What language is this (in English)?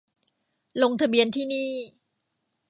Thai